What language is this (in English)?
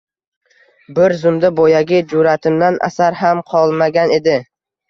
Uzbek